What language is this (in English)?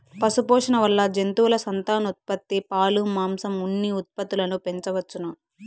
Telugu